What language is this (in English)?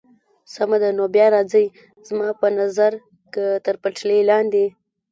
Pashto